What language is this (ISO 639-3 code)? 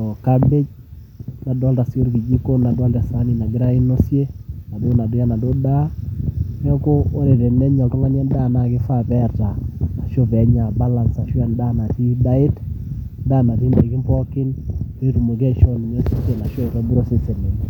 mas